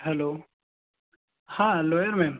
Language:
Gujarati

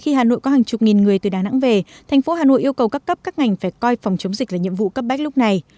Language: Vietnamese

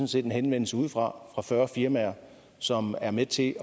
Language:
Danish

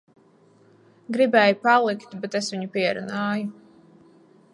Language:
Latvian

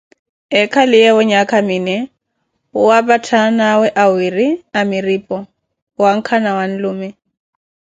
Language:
Koti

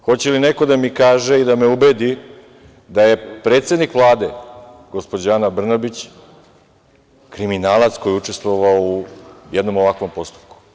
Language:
Serbian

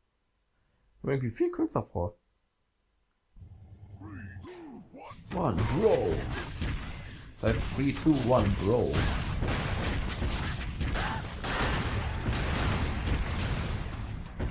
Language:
German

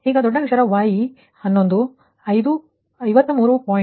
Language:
Kannada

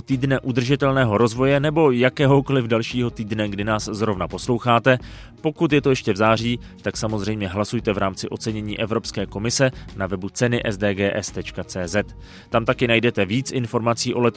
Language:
Czech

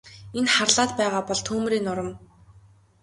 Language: Mongolian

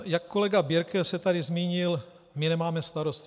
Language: Czech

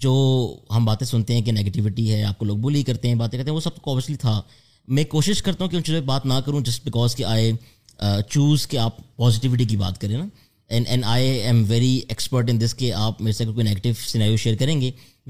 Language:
Urdu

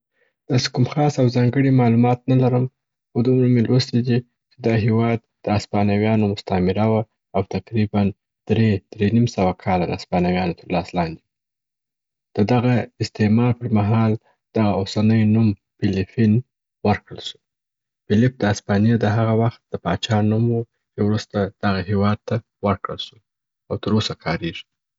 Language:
Southern Pashto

